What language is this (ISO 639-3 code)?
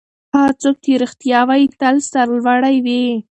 pus